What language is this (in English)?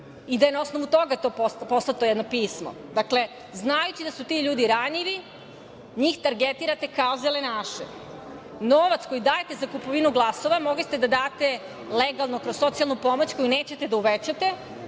Serbian